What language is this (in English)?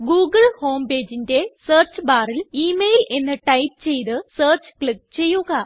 Malayalam